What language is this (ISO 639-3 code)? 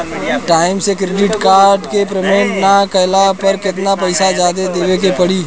bho